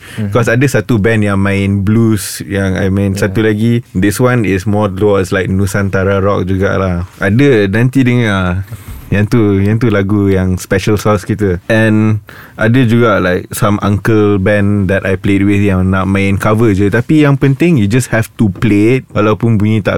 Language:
Malay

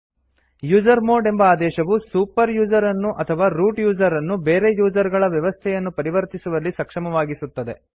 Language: Kannada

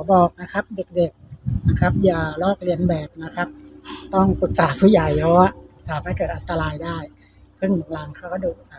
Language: Thai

